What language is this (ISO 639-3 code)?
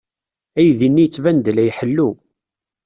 kab